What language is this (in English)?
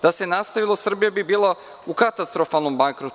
Serbian